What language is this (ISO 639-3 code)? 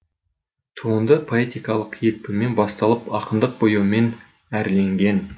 kaz